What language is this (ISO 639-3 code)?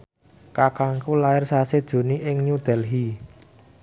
jav